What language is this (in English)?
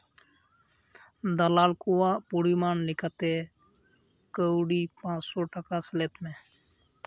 Santali